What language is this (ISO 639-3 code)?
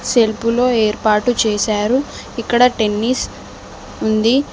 tel